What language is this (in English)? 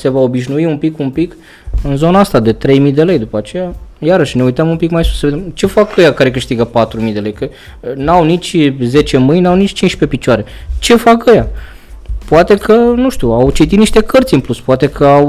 Romanian